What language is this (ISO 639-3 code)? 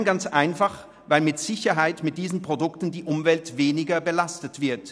gsw